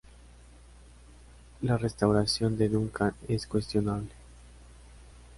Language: Spanish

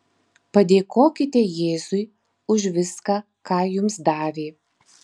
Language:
Lithuanian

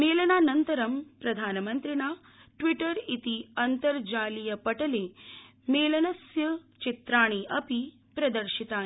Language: Sanskrit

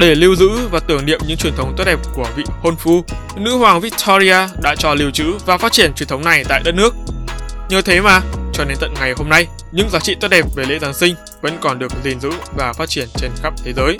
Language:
Vietnamese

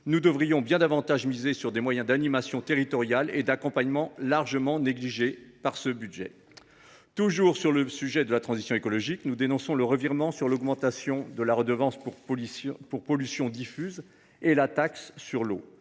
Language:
French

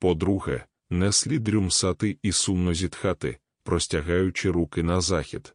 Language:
Ukrainian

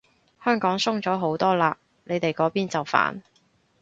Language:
Cantonese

